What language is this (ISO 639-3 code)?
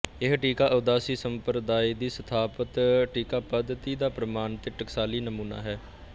pan